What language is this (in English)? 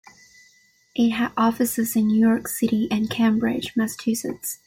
English